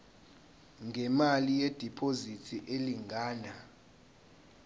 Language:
Zulu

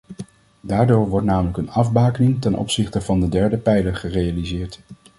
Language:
Dutch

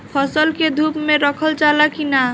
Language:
Bhojpuri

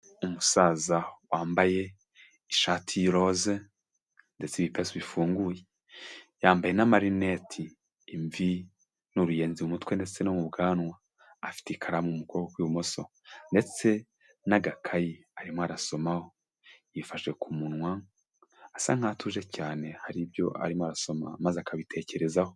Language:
Kinyarwanda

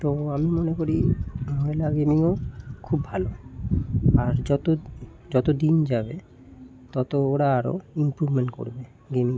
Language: Bangla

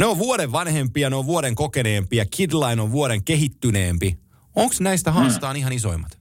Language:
Finnish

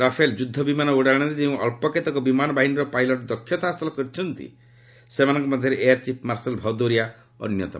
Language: Odia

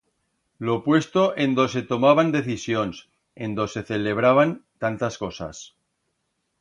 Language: Aragonese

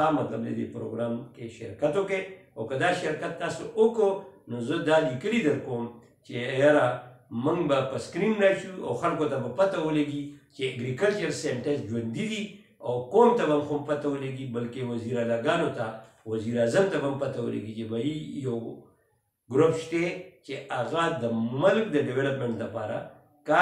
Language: Arabic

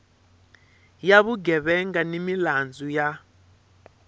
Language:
Tsonga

